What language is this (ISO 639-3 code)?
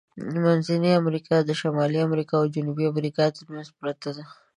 pus